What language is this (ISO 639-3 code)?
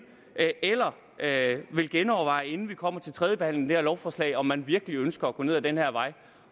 dan